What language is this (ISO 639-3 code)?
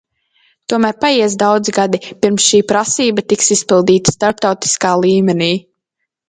lav